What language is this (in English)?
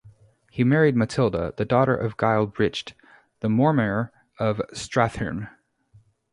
English